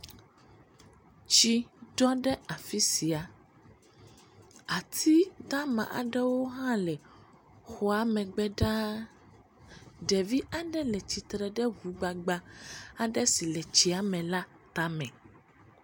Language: Ewe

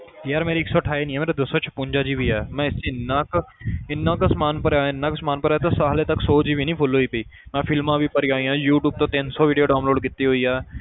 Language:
Punjabi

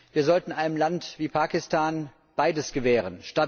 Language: German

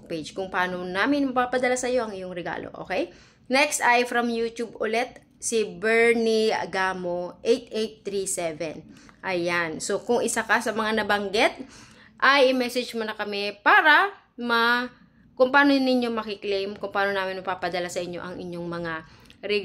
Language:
Filipino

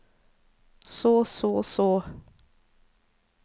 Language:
Norwegian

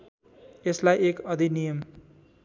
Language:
Nepali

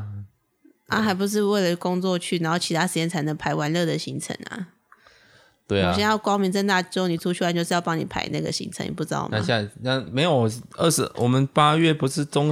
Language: Chinese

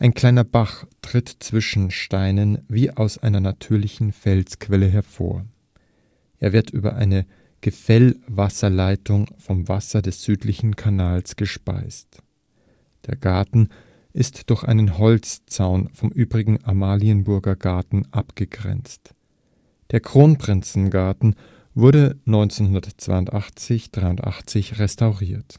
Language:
German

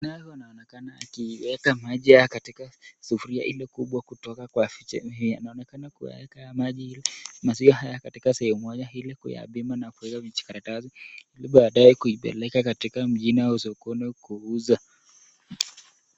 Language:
Swahili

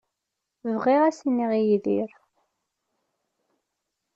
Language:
Kabyle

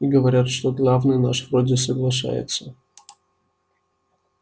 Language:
Russian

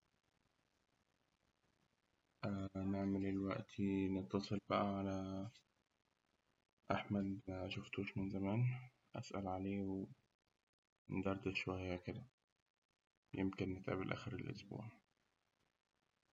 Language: Egyptian Arabic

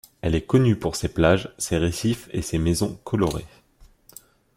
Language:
French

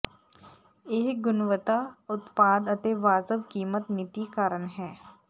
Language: Punjabi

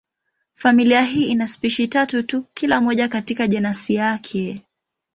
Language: Swahili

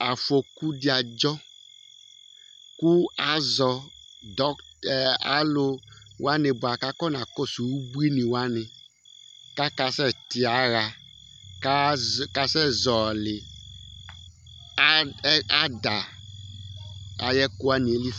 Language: Ikposo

